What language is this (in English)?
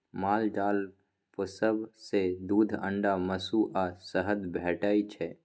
Maithili